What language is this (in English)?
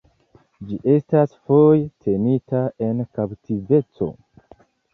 Esperanto